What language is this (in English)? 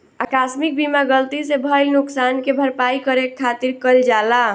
Bhojpuri